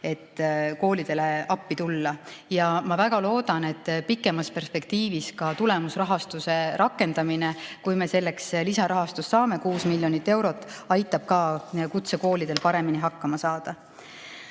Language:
Estonian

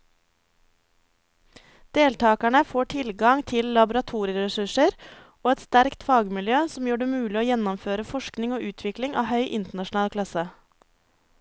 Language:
Norwegian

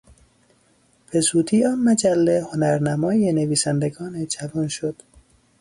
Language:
Persian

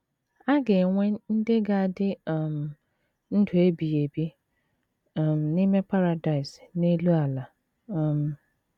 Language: Igbo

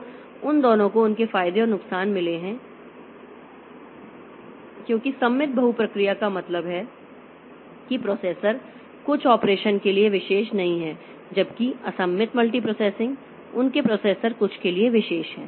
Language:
Hindi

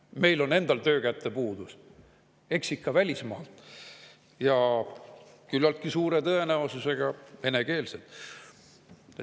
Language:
Estonian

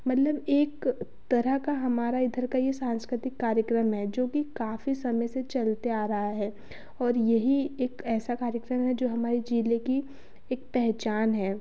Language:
Hindi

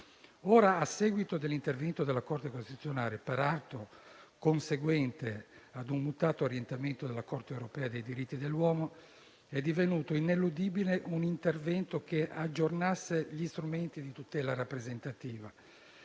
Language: Italian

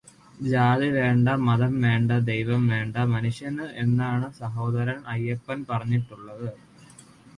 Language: Malayalam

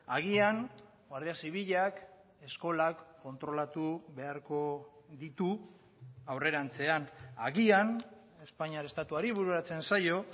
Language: Basque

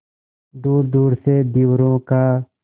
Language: Hindi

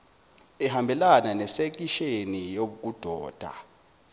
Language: Zulu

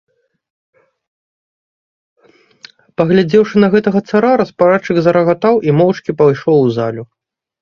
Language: Belarusian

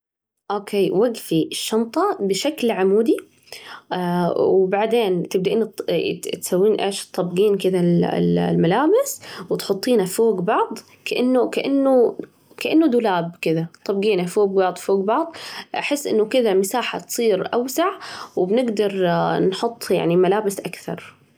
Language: Najdi Arabic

